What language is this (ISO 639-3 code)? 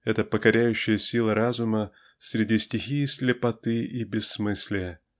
rus